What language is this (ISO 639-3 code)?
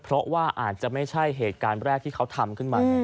tha